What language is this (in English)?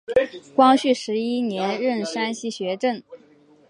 Chinese